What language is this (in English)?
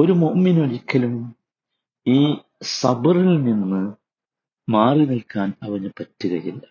Malayalam